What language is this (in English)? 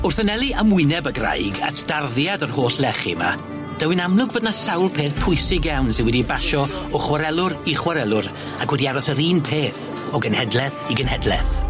Welsh